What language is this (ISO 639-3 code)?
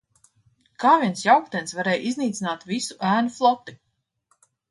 lav